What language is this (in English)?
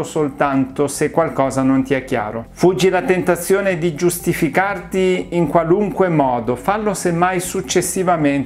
Italian